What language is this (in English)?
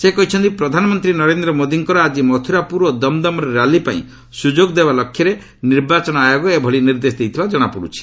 Odia